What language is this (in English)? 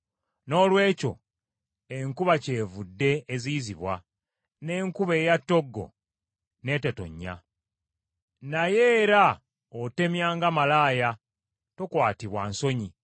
Ganda